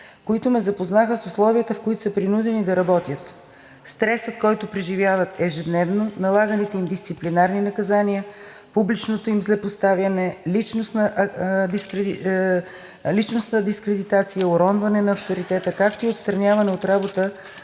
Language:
Bulgarian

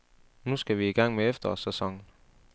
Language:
Danish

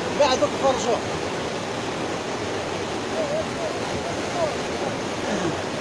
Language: Arabic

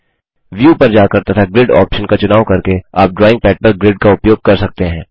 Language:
Hindi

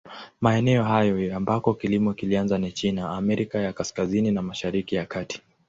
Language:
Swahili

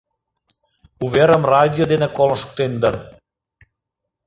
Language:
Mari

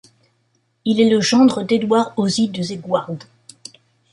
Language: French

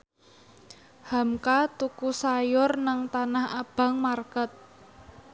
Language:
Javanese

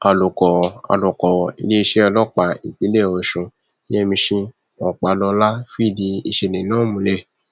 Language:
Yoruba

